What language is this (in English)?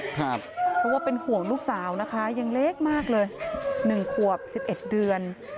Thai